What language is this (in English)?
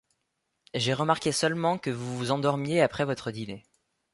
French